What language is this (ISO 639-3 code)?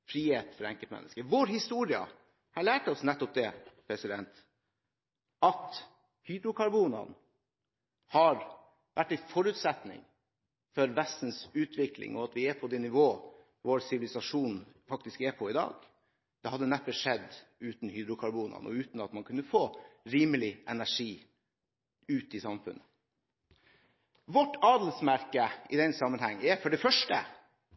nob